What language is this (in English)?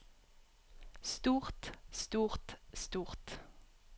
Norwegian